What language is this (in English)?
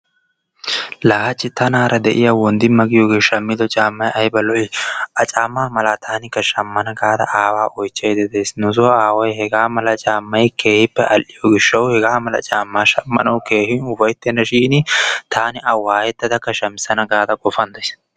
Wolaytta